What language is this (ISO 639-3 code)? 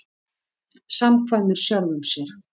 isl